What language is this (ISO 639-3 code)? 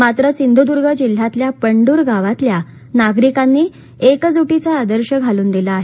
mar